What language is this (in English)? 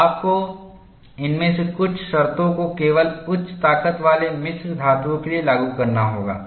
Hindi